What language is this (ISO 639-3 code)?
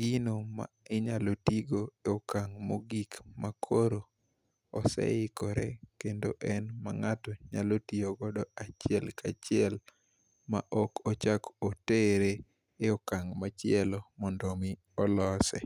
luo